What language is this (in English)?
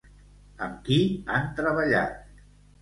Catalan